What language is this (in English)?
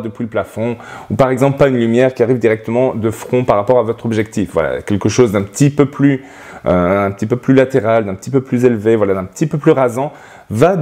French